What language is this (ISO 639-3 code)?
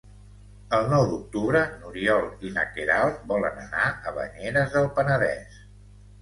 cat